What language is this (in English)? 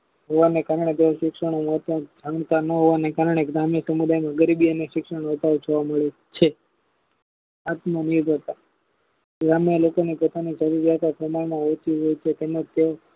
Gujarati